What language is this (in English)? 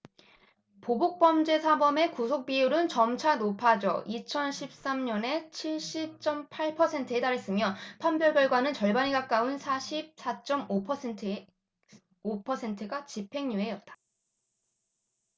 Korean